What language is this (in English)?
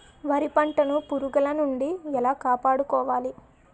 Telugu